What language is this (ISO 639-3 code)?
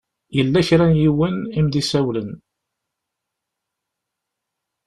kab